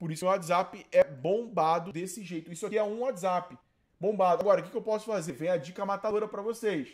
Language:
Portuguese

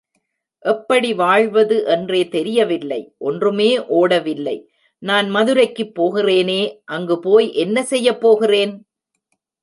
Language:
Tamil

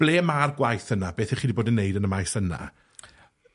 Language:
Welsh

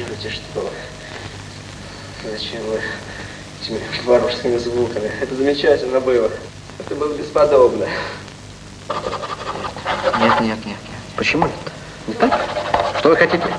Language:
Russian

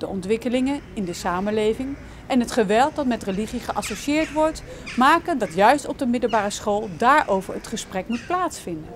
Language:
Dutch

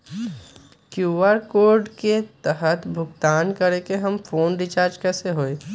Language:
Magahi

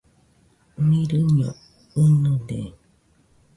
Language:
Nüpode Huitoto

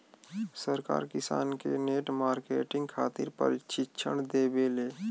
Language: Bhojpuri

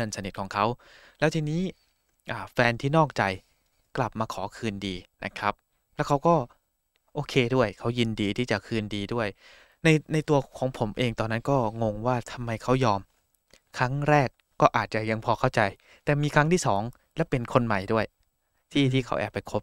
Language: Thai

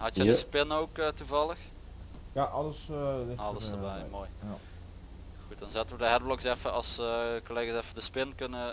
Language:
Dutch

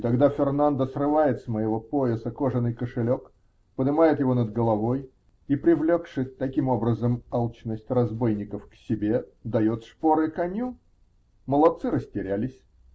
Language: Russian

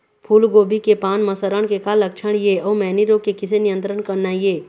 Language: Chhattisgarhi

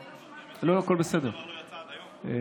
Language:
Hebrew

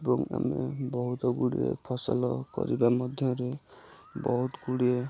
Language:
Odia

